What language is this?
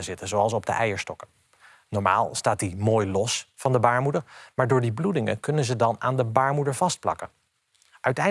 Dutch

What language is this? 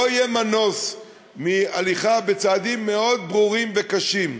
Hebrew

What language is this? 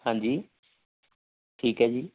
Punjabi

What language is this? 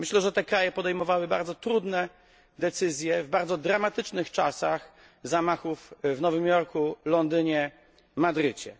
Polish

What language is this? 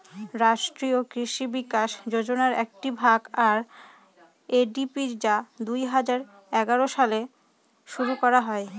Bangla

